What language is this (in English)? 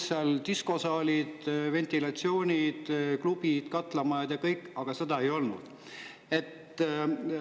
Estonian